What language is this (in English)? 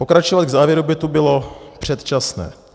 Czech